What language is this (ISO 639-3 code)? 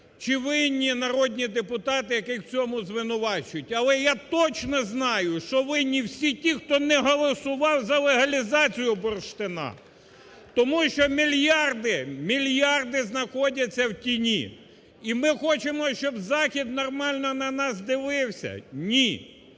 ukr